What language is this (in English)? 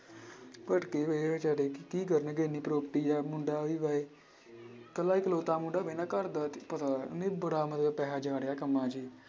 Punjabi